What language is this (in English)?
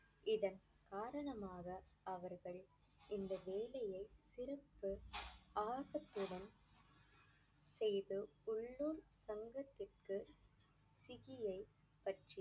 Tamil